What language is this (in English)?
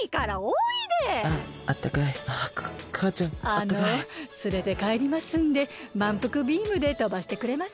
Japanese